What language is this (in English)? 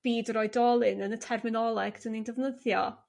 Welsh